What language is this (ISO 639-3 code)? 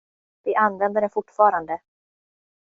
swe